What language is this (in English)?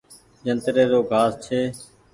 Goaria